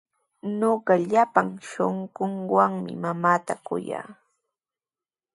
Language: Sihuas Ancash Quechua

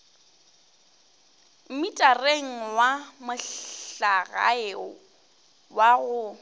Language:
Northern Sotho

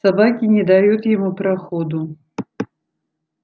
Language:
Russian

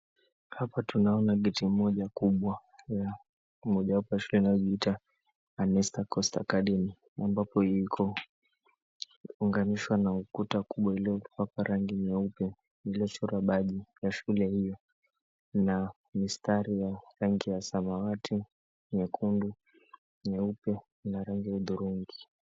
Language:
Swahili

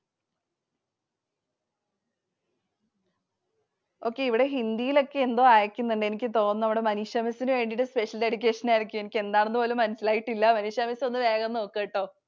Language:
Malayalam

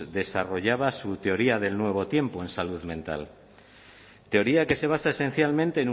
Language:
Spanish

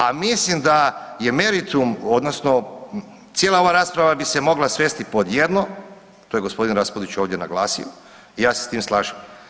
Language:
Croatian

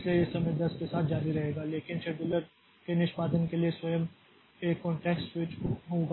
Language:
Hindi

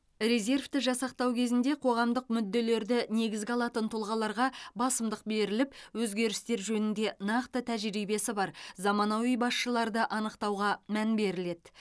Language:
Kazakh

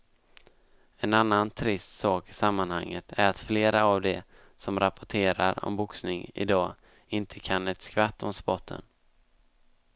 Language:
Swedish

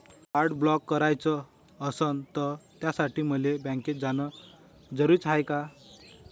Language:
Marathi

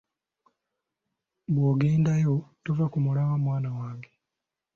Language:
Ganda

